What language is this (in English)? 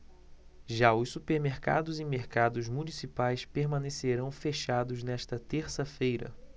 Portuguese